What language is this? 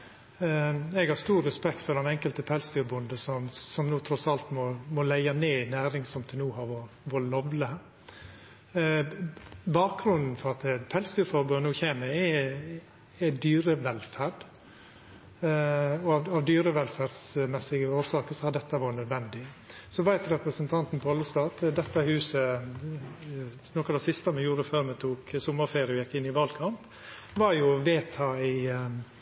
Norwegian Nynorsk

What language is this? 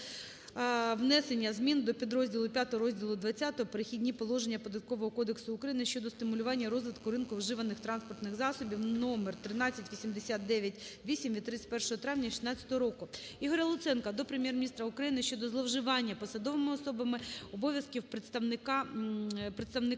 Ukrainian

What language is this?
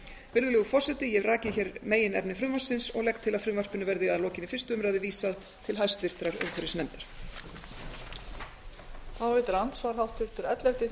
Icelandic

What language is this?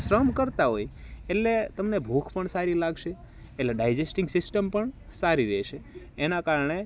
Gujarati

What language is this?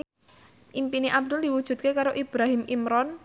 Javanese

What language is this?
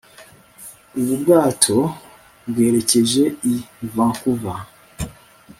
Kinyarwanda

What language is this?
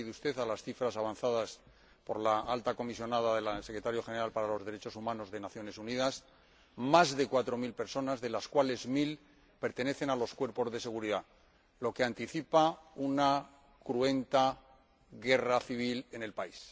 Spanish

